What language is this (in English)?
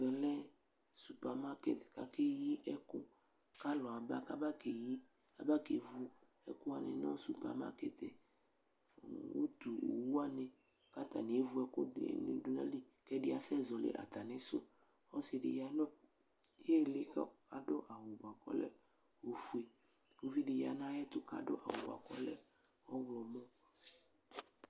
Ikposo